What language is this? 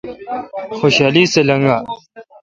Kalkoti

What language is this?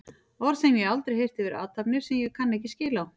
Icelandic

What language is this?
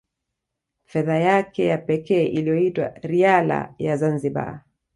Swahili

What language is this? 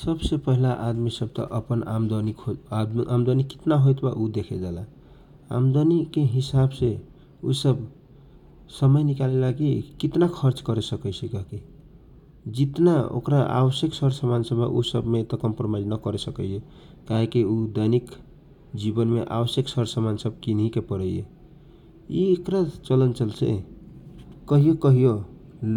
Kochila Tharu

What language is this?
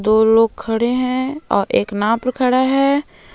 Hindi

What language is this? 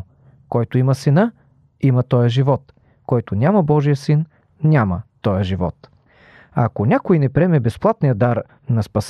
Bulgarian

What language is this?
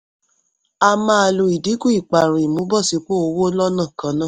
Yoruba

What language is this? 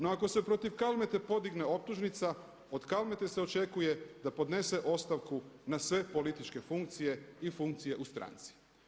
Croatian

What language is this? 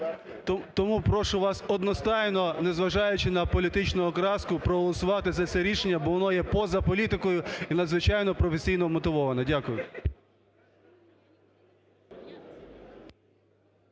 Ukrainian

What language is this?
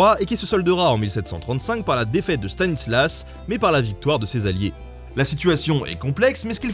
French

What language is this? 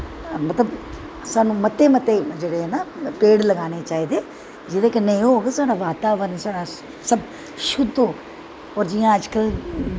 Dogri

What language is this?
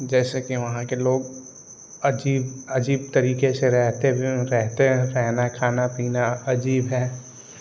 Hindi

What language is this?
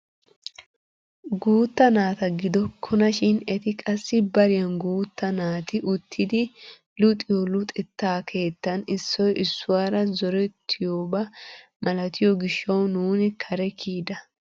Wolaytta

